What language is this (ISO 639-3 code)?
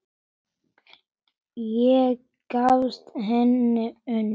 isl